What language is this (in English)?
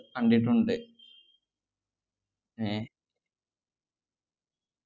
Malayalam